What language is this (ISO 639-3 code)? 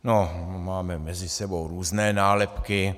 ces